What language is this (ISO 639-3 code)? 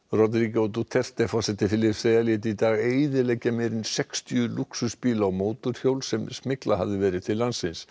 isl